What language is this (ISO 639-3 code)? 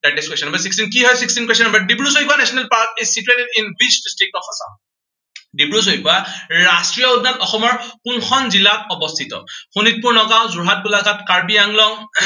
asm